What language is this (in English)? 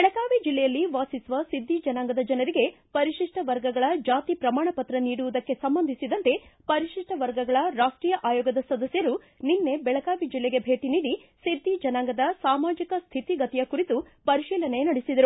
Kannada